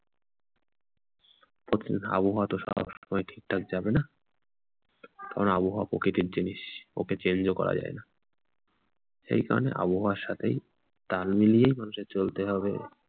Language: Bangla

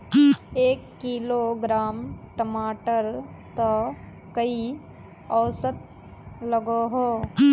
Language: Magahi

